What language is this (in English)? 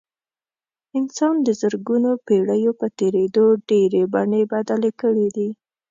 Pashto